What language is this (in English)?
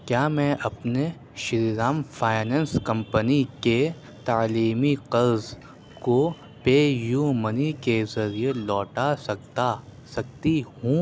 Urdu